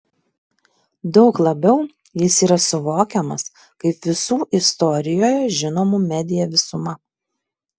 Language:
Lithuanian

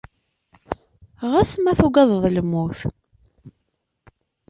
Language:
Kabyle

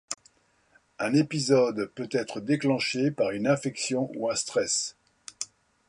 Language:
French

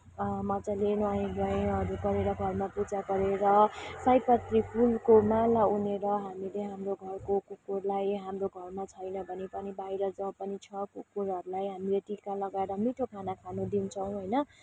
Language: Nepali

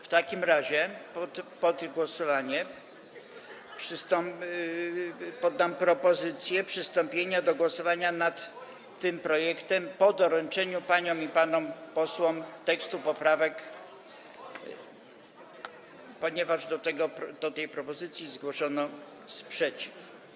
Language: Polish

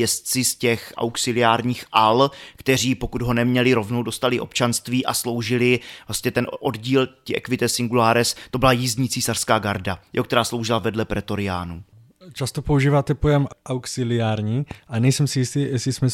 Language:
Czech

